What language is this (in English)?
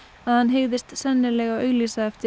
Icelandic